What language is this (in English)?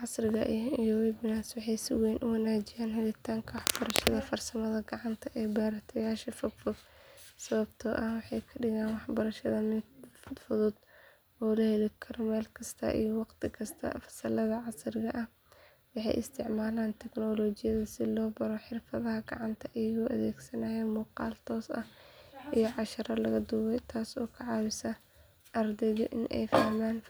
Somali